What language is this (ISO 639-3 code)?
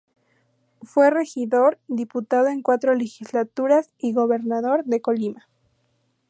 spa